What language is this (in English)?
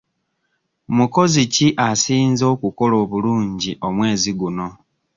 Ganda